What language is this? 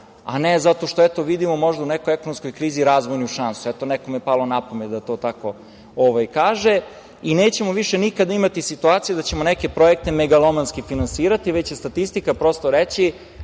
Serbian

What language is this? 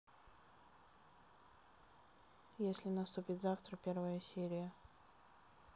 Russian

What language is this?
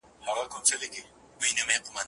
Pashto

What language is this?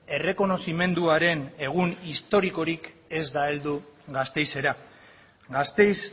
Basque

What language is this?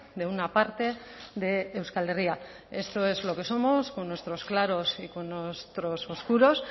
Spanish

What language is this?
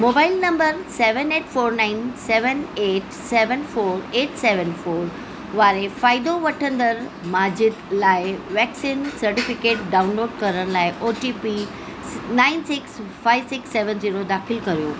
Sindhi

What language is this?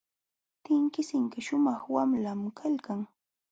Jauja Wanca Quechua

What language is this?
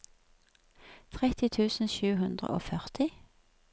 Norwegian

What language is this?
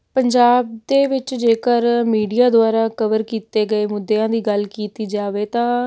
Punjabi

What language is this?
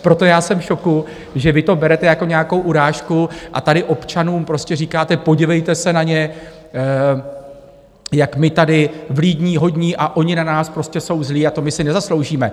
Czech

